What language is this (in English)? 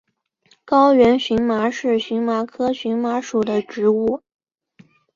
Chinese